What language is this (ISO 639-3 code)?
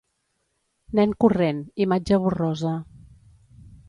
cat